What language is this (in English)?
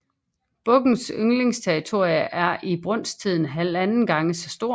Danish